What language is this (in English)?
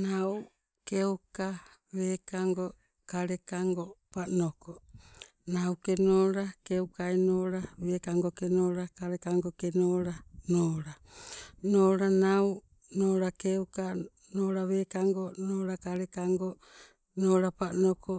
Sibe